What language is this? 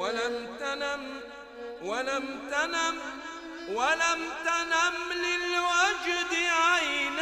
Arabic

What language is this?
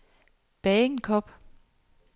Danish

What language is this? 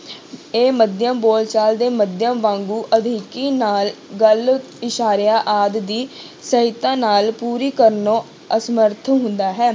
Punjabi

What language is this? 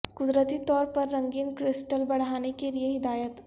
Urdu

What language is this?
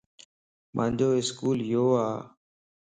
Lasi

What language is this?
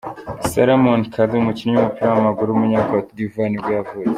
Kinyarwanda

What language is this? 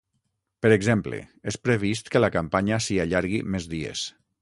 Catalan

